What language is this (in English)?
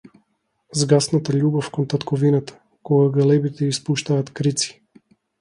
Macedonian